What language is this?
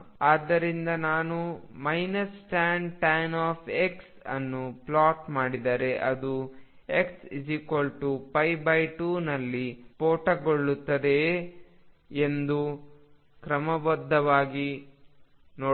Kannada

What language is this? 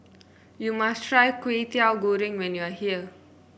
English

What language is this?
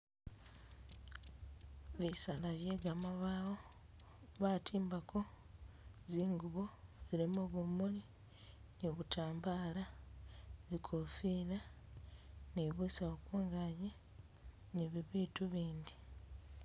Masaaba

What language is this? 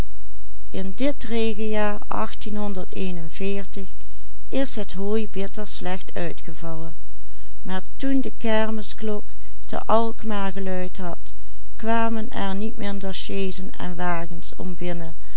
Dutch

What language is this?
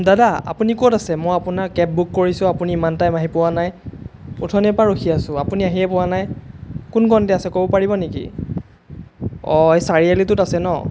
Assamese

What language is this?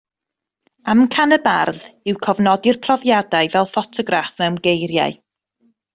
Welsh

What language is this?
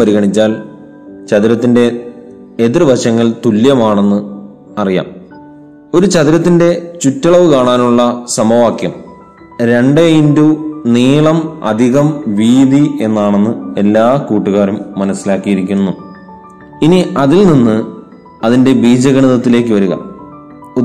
Malayalam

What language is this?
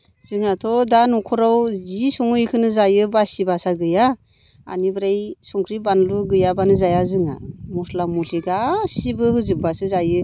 Bodo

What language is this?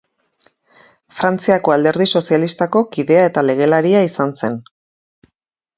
Basque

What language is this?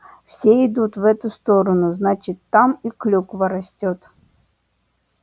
Russian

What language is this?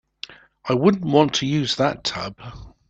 English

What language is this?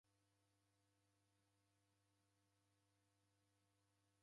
Taita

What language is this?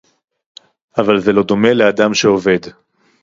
Hebrew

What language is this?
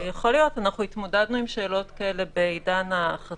Hebrew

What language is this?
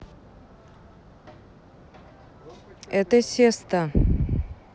Russian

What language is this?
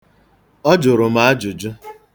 Igbo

